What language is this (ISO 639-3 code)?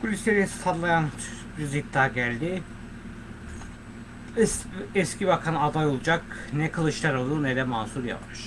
tur